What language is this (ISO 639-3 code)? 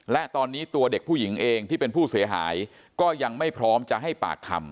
tha